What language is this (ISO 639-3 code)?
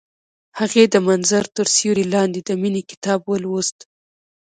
pus